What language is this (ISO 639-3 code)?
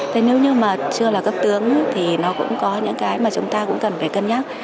vie